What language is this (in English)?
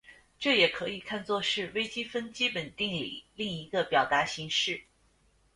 Chinese